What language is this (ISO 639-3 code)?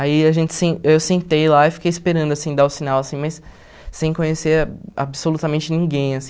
por